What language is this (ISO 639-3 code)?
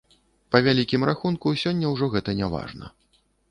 bel